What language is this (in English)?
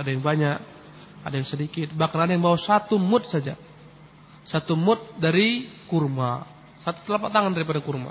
Indonesian